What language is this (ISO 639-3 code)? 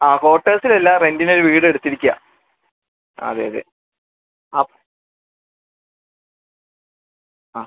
mal